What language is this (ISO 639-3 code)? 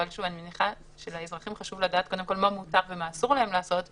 heb